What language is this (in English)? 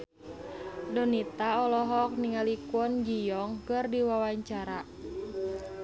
Sundanese